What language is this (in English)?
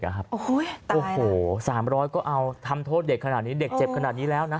Thai